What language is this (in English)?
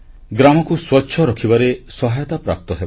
Odia